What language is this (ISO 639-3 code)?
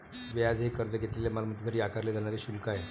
mar